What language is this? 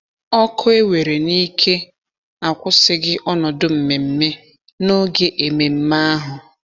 Igbo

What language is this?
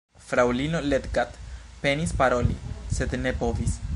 Esperanto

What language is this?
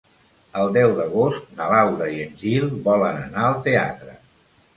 Catalan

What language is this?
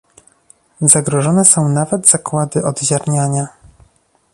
Polish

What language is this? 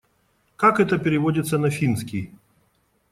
Russian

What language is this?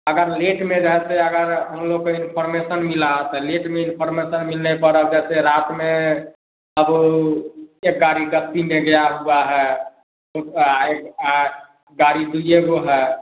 Hindi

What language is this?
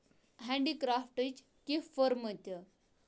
Kashmiri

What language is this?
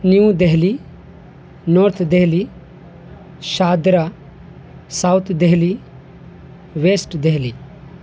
Urdu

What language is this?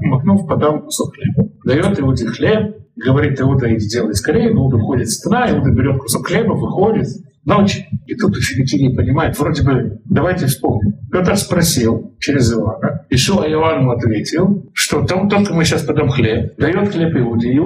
Russian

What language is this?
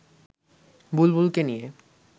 Bangla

